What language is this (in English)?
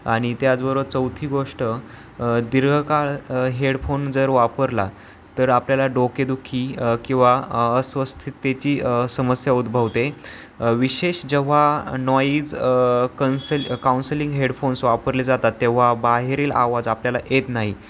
Marathi